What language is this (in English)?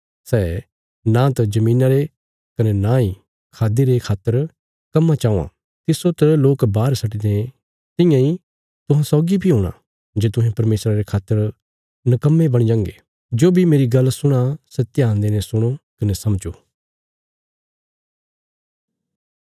Bilaspuri